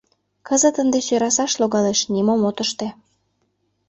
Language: Mari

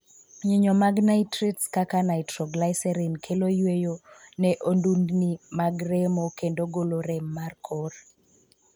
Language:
Luo (Kenya and Tanzania)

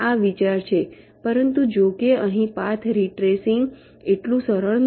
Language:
Gujarati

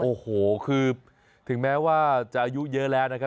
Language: Thai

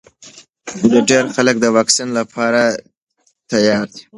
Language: Pashto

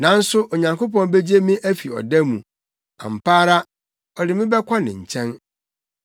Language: Akan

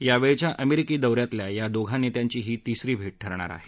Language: Marathi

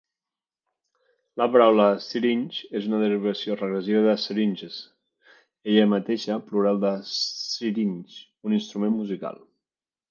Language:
Catalan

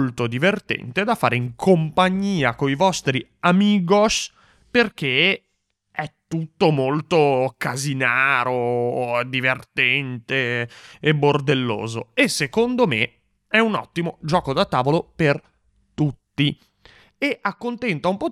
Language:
Italian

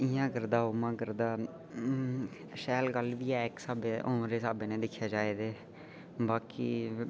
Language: Dogri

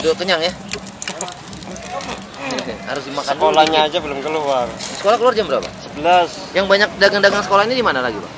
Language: Indonesian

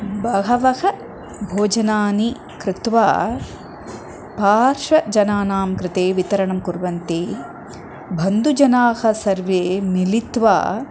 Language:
Sanskrit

